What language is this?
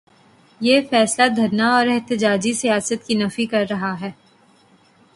Urdu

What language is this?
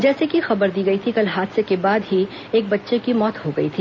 Hindi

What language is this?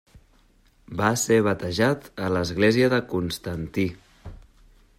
Catalan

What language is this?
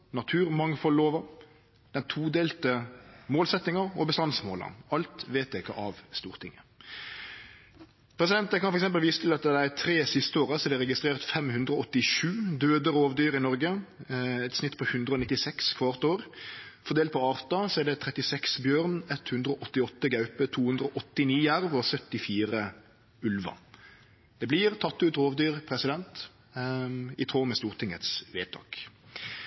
Norwegian Nynorsk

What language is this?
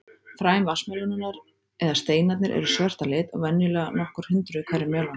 Icelandic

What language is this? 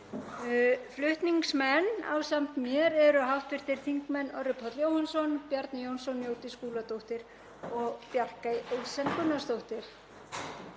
Icelandic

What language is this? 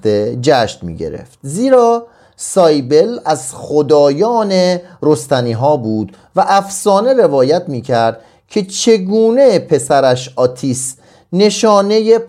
Persian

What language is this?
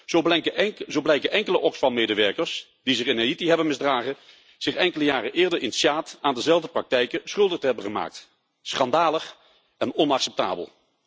Dutch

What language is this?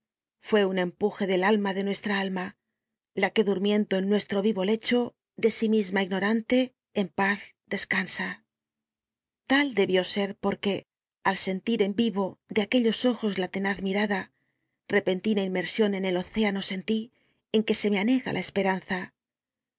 Spanish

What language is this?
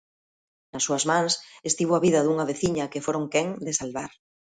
Galician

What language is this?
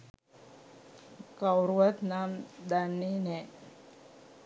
Sinhala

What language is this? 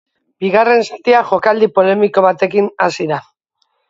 Basque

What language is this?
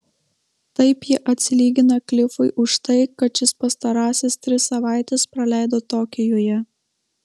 Lithuanian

